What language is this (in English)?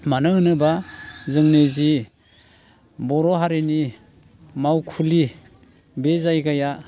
Bodo